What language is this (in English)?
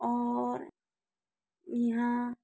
Hindi